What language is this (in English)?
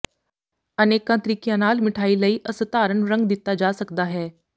Punjabi